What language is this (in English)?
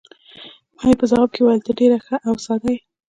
Pashto